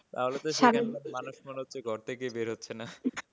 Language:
Bangla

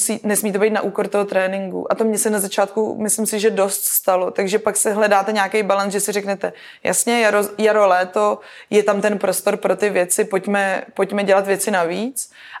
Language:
Czech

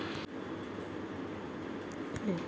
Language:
Telugu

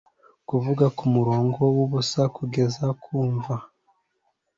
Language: Kinyarwanda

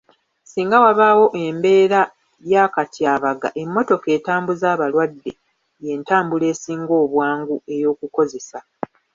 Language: Ganda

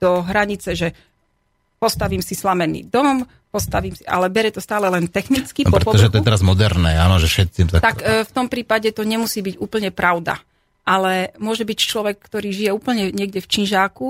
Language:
Slovak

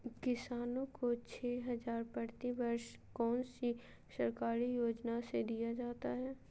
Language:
Magahi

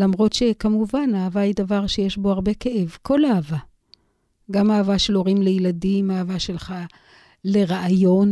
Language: Hebrew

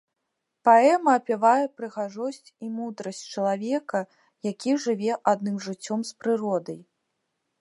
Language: Belarusian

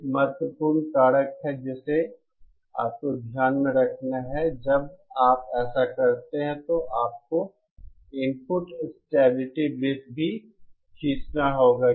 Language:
Hindi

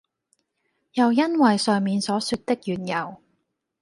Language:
Cantonese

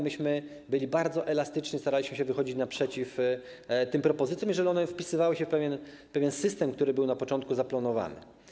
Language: Polish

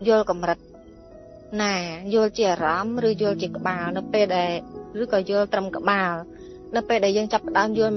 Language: Vietnamese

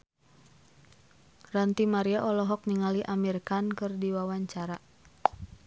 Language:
Sundanese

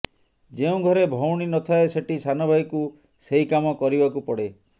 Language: Odia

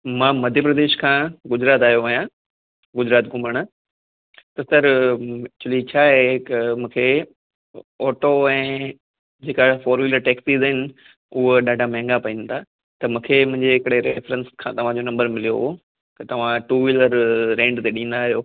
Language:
Sindhi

